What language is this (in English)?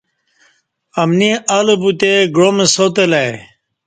Kati